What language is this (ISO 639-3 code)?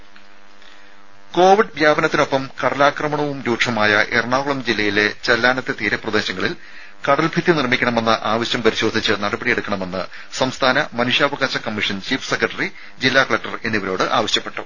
mal